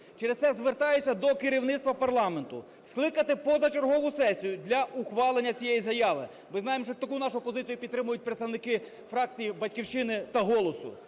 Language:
Ukrainian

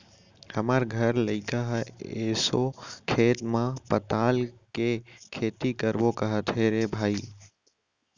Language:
Chhattisgarhi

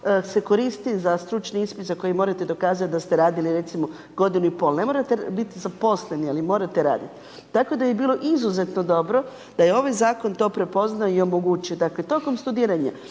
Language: Croatian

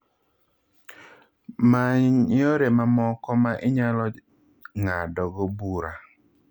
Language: Luo (Kenya and Tanzania)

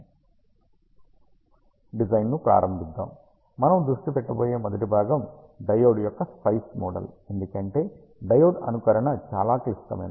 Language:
Telugu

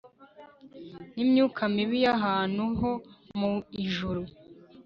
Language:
Kinyarwanda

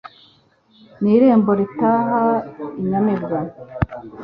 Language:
Kinyarwanda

